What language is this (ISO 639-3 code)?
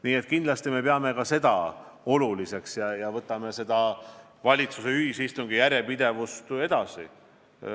est